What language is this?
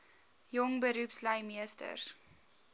Afrikaans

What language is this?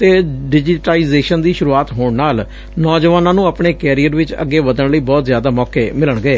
Punjabi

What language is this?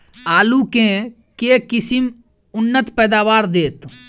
Maithili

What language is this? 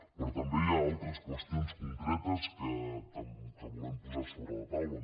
Catalan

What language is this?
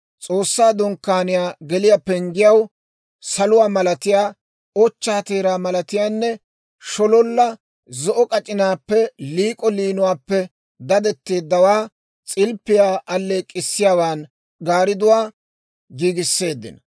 Dawro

